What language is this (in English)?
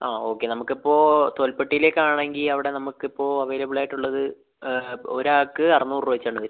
Malayalam